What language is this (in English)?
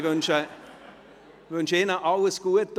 Swiss German